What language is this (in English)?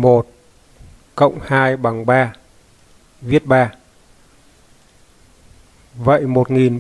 Vietnamese